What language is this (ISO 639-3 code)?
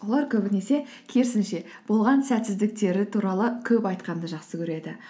kaz